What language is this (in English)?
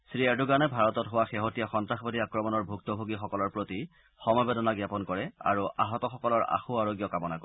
Assamese